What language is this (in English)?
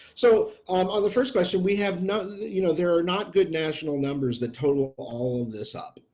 English